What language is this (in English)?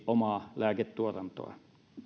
Finnish